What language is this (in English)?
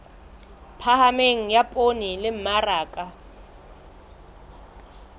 Southern Sotho